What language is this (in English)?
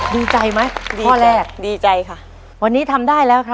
Thai